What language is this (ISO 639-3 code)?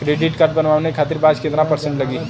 bho